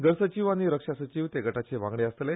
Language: Konkani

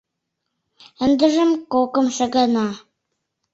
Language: Mari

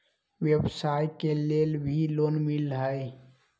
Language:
Magahi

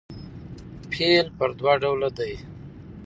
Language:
Pashto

